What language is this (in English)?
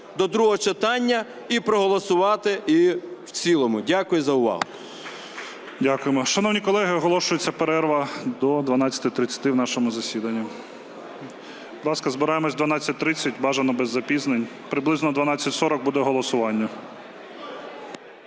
Ukrainian